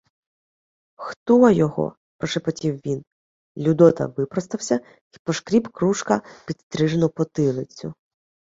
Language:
Ukrainian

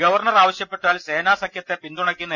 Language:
Malayalam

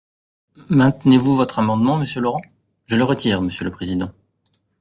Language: French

